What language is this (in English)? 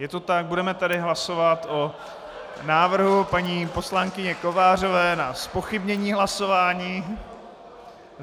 Czech